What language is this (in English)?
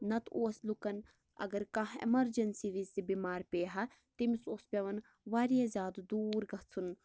Kashmiri